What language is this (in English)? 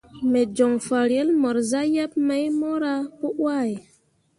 Mundang